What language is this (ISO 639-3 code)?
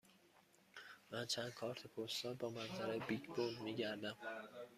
fas